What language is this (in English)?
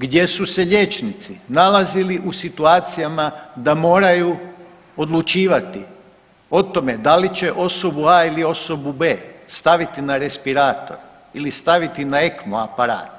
Croatian